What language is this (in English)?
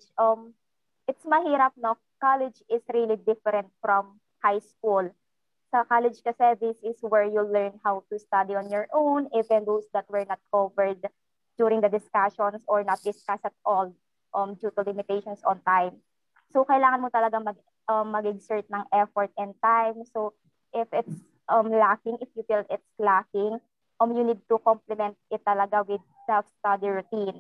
Filipino